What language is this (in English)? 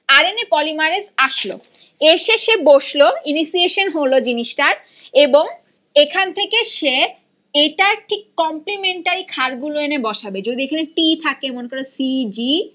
Bangla